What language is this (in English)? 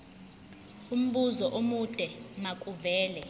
Zulu